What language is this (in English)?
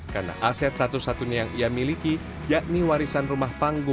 Indonesian